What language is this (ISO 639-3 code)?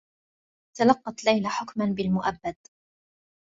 ara